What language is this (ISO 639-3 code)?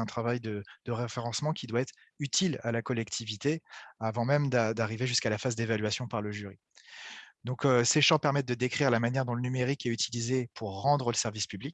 fra